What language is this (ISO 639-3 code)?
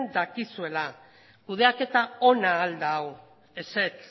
eus